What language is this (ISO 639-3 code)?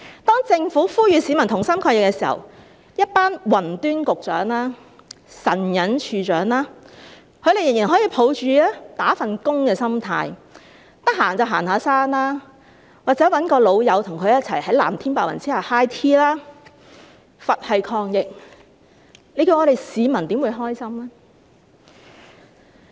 yue